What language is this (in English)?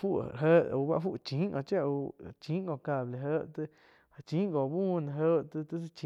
Quiotepec Chinantec